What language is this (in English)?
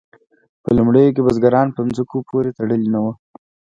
Pashto